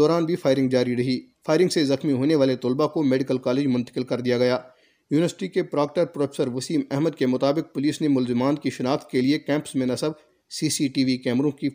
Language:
Urdu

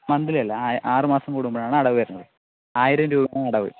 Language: Malayalam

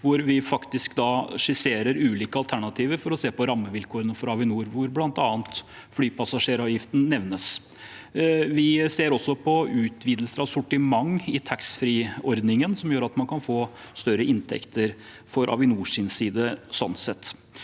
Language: Norwegian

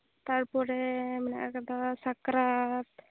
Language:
Santali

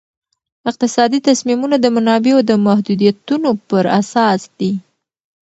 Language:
Pashto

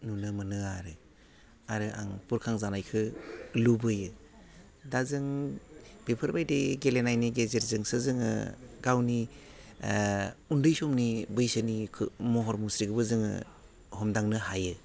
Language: Bodo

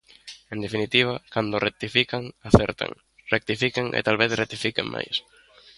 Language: Galician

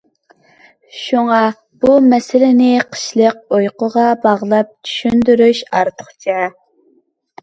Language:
Uyghur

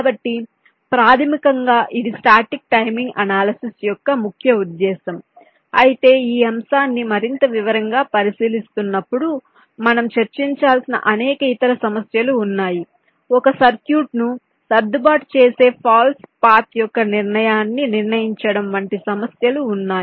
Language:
Telugu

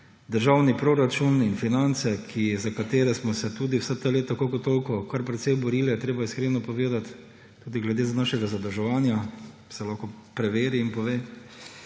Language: Slovenian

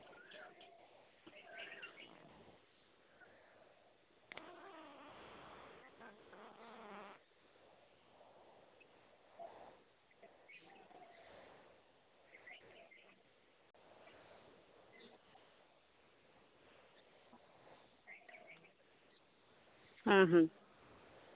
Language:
Santali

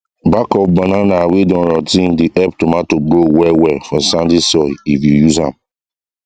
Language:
Nigerian Pidgin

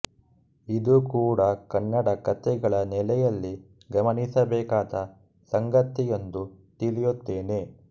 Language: Kannada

